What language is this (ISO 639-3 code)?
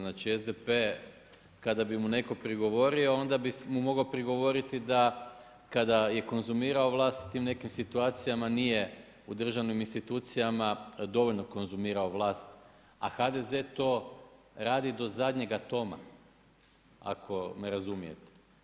hrv